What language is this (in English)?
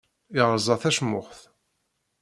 Kabyle